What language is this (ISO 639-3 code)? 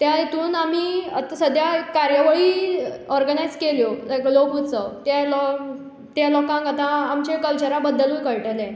kok